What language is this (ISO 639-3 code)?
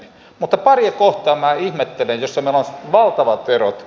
fin